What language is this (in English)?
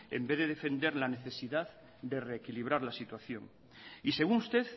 Spanish